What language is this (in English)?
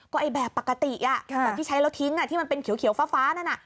Thai